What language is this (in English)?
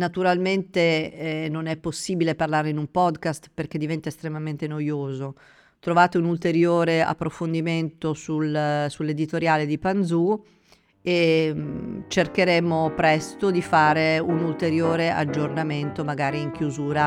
Italian